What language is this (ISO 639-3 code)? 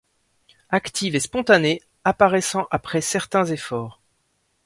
fra